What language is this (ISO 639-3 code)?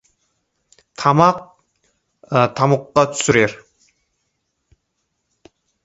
kaz